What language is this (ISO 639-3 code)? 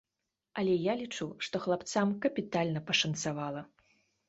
bel